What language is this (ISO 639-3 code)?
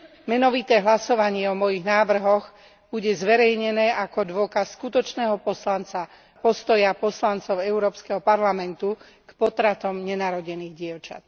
slk